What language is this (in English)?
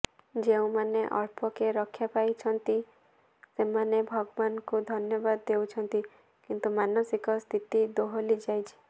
Odia